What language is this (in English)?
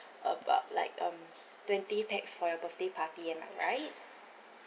English